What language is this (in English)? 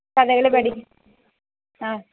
Malayalam